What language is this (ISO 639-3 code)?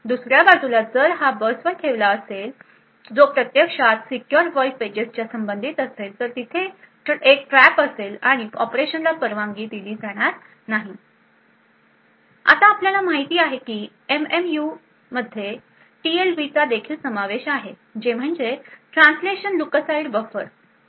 mar